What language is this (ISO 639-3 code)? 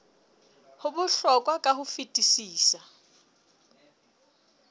sot